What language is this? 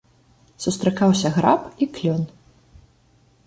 Belarusian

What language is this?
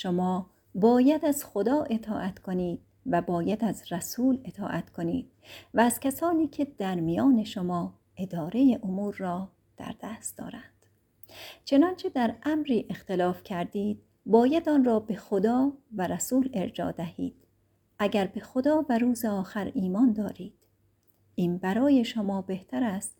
Persian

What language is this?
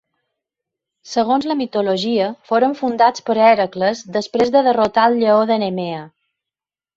Catalan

